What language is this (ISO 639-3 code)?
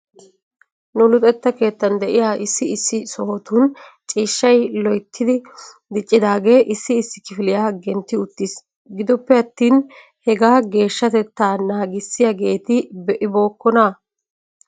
wal